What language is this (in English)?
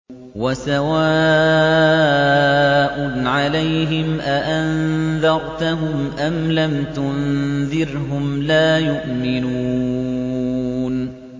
Arabic